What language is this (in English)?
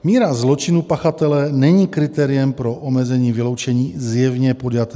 Czech